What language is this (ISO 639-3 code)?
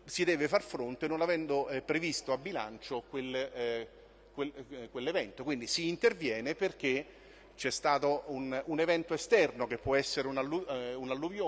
ita